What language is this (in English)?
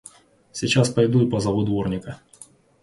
Russian